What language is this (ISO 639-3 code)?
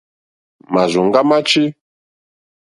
bri